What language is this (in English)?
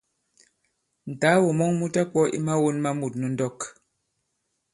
Bankon